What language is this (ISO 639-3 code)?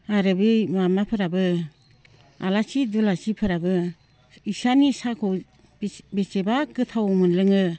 brx